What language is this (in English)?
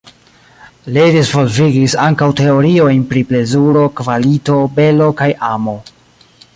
Esperanto